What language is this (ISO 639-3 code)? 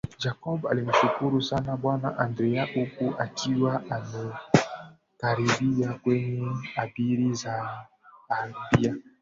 swa